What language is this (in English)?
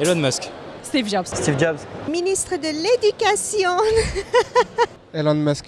French